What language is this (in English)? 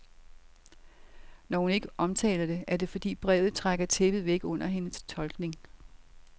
Danish